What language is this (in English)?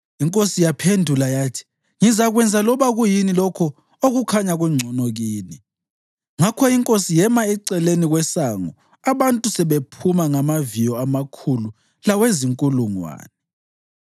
North Ndebele